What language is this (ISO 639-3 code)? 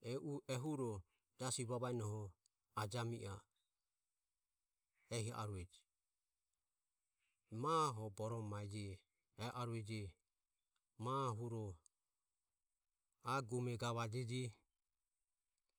aom